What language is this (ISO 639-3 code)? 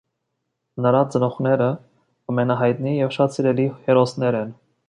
hye